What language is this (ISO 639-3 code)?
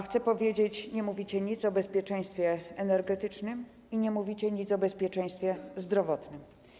pol